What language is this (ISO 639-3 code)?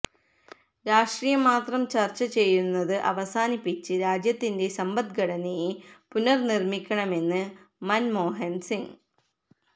mal